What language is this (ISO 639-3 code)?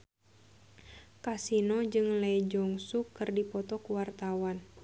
sun